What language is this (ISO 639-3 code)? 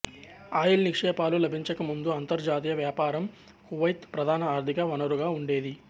tel